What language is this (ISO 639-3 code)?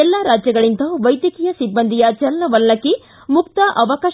kan